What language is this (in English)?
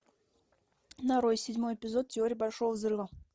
Russian